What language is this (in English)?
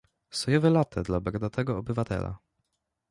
Polish